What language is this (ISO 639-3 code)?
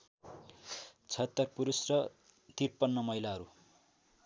nep